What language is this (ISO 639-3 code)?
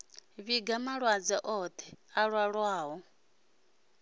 ven